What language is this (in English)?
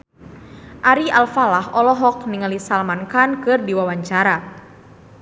Sundanese